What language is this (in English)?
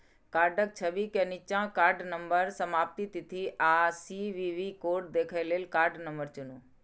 Maithili